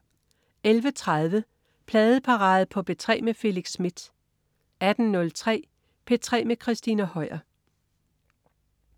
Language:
Danish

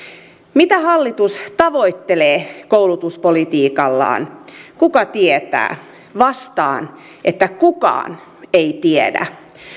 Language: Finnish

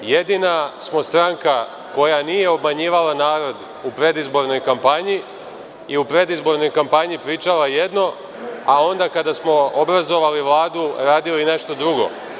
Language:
Serbian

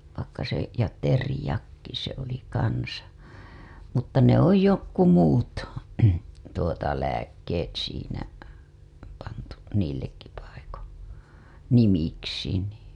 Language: Finnish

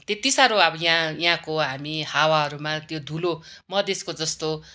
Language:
Nepali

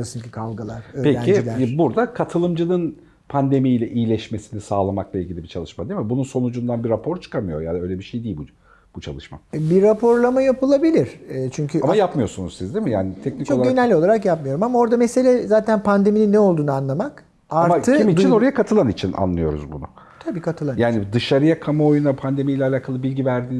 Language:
Turkish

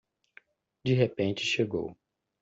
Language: Portuguese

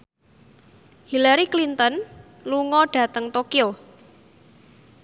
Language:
Javanese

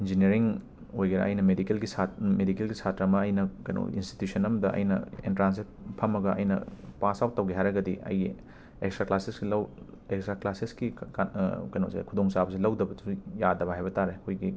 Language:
Manipuri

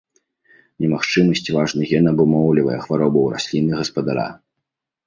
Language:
Belarusian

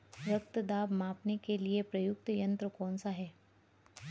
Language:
Hindi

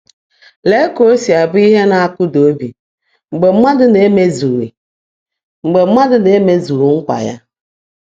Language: Igbo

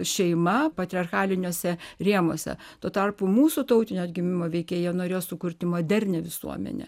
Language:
Lithuanian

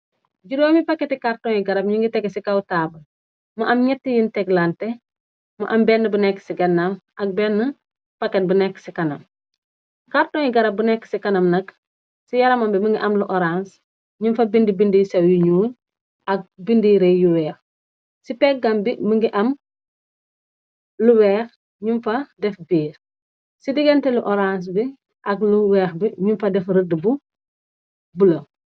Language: Wolof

